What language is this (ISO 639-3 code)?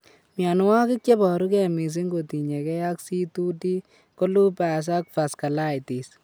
kln